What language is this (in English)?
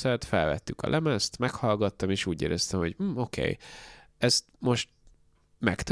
Hungarian